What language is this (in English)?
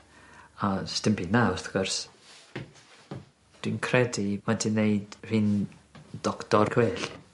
Welsh